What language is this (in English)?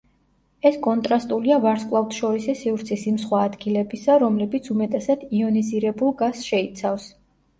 Georgian